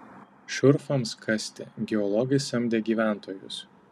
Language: Lithuanian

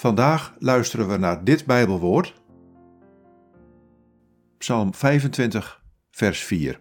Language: Dutch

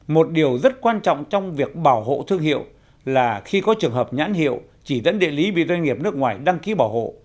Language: Vietnamese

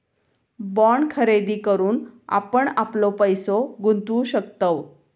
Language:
Marathi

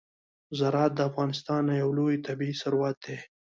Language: Pashto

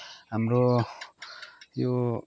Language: Nepali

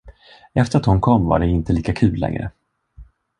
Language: Swedish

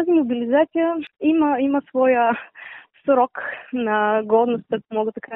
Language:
Bulgarian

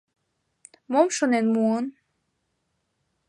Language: Mari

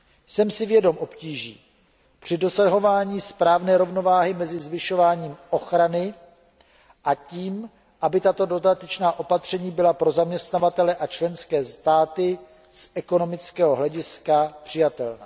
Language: Czech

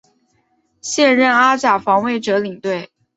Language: Chinese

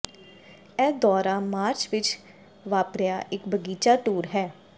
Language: Punjabi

